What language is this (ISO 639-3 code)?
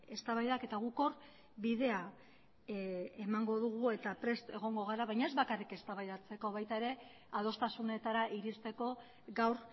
eus